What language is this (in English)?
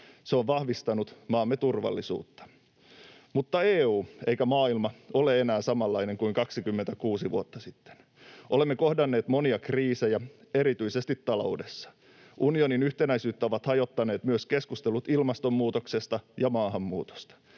Finnish